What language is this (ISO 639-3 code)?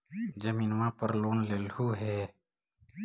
mag